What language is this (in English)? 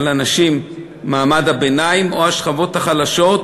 Hebrew